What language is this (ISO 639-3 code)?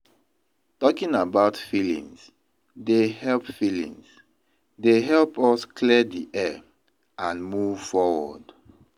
pcm